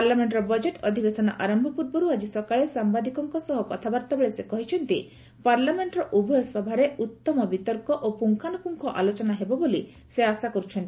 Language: Odia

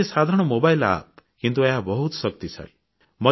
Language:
Odia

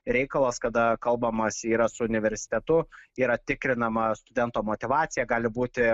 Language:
Lithuanian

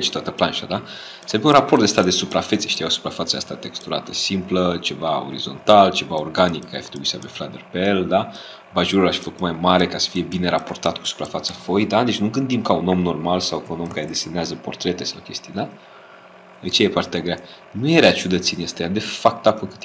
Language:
Romanian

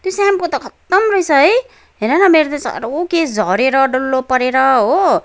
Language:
Nepali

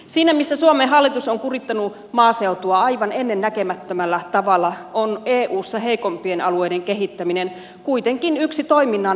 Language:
Finnish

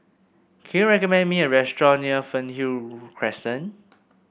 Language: English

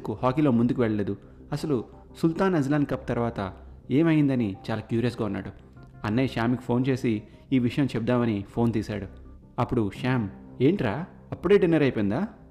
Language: Telugu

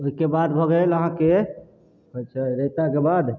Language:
Maithili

